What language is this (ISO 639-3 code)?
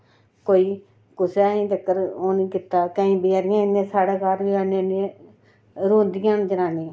doi